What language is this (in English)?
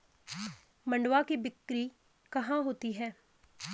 Hindi